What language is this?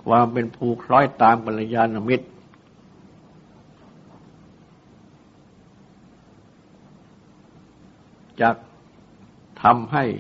Thai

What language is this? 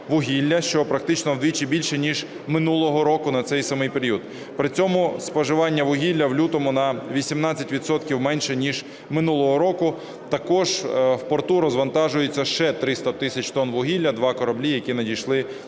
Ukrainian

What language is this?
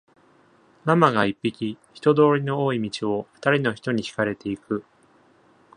Japanese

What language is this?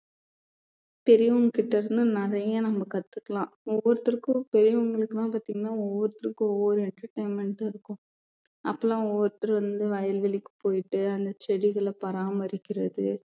Tamil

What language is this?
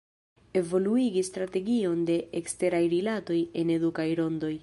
Esperanto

